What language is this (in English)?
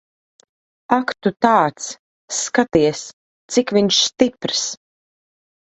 Latvian